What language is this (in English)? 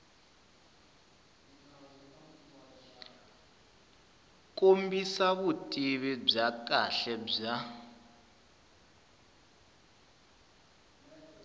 Tsonga